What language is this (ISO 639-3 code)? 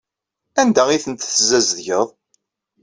kab